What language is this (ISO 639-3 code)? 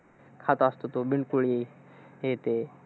mar